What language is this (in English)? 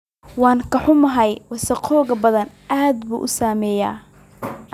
Somali